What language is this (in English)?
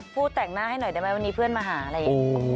Thai